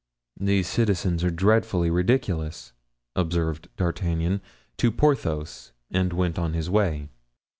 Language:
English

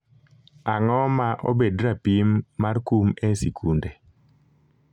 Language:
Luo (Kenya and Tanzania)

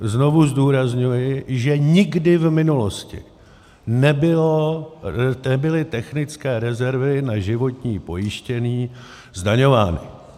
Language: Czech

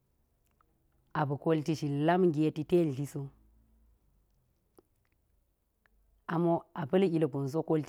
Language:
Geji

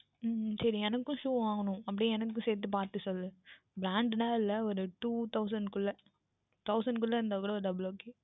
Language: Tamil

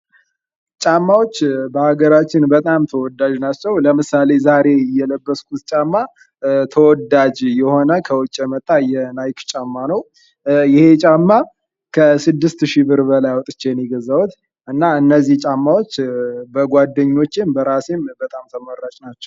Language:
Amharic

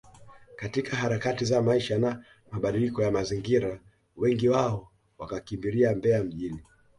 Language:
Swahili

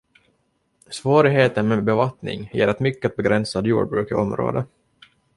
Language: Swedish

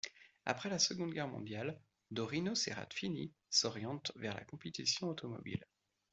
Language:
French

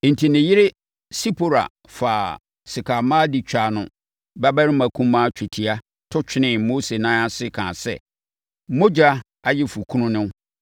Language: Akan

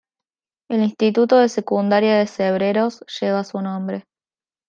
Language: Spanish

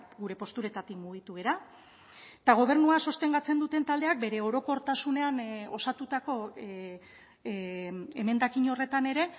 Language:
Basque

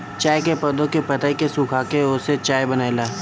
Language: Bhojpuri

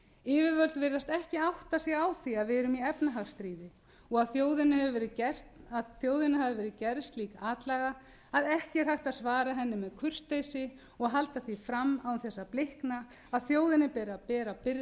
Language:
Icelandic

